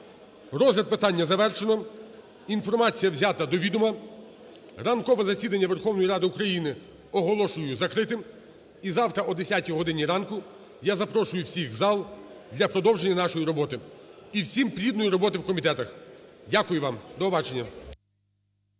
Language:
Ukrainian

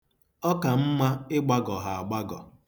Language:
Igbo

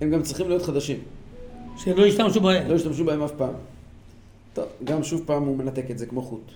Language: Hebrew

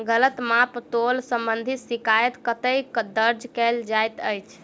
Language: Maithili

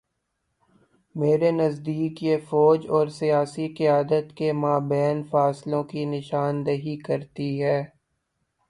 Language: Urdu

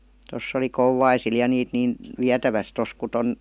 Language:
Finnish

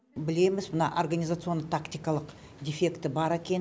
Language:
Kazakh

